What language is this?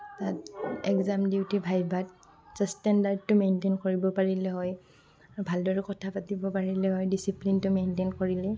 Assamese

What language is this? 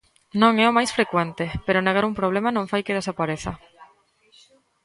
Galician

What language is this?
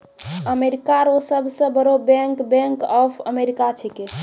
Maithili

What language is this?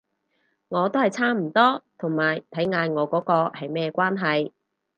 Cantonese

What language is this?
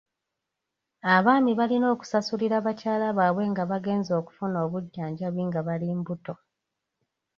Ganda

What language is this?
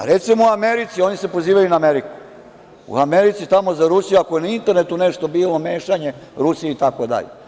Serbian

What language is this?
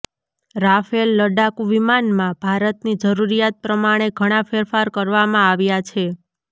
Gujarati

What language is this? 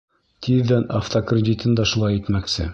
Bashkir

